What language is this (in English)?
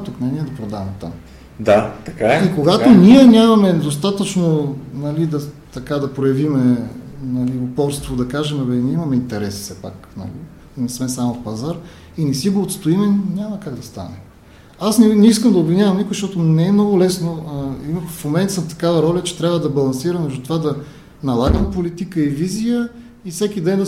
Bulgarian